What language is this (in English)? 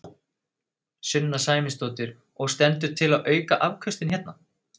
Icelandic